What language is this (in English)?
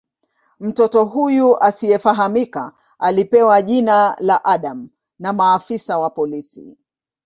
Swahili